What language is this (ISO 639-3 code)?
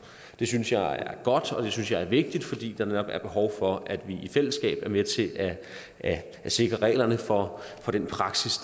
dan